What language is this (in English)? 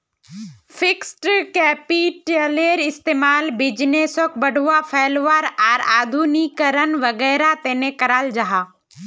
Magahi